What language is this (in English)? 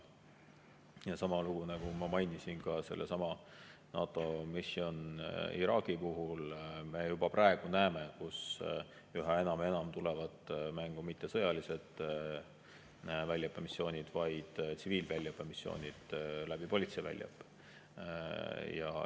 Estonian